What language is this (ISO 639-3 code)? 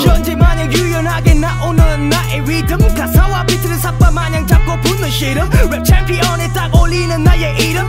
eng